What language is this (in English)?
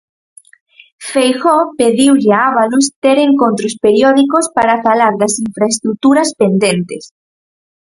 Galician